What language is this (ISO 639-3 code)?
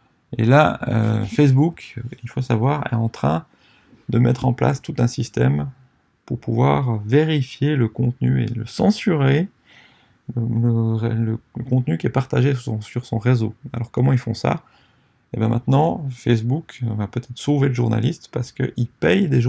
fra